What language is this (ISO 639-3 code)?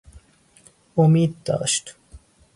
fas